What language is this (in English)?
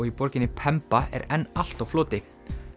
Icelandic